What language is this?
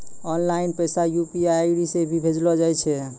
Maithili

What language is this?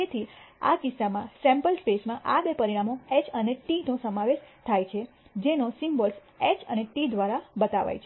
Gujarati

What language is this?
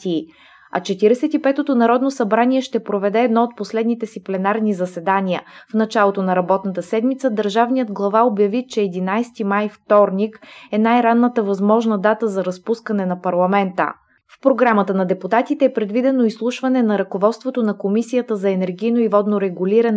Bulgarian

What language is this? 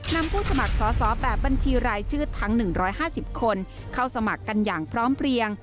Thai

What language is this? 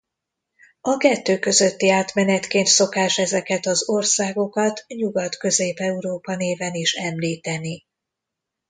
Hungarian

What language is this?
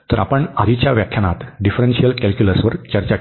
Marathi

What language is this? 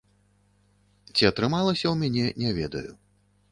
Belarusian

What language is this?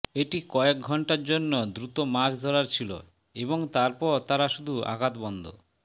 Bangla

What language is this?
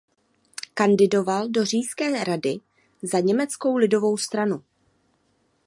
Czech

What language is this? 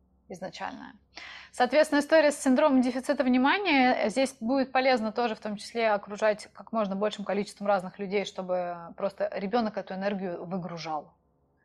Russian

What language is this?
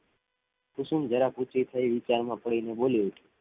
Gujarati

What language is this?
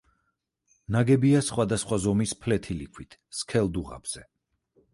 Georgian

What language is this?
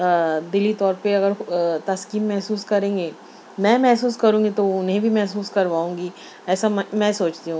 Urdu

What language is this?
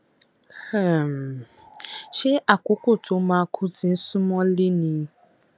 Yoruba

